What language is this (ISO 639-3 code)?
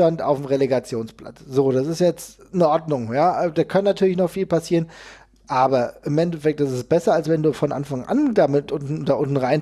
deu